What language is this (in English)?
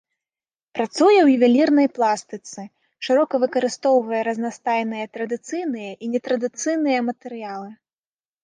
Belarusian